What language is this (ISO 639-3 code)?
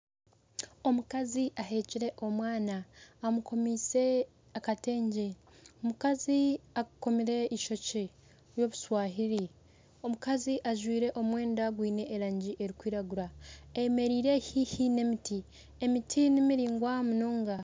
nyn